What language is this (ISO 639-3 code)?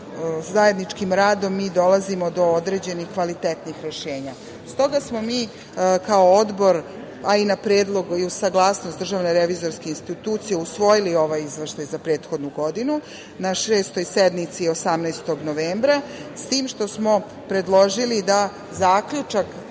srp